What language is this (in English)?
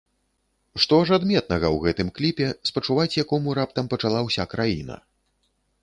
Belarusian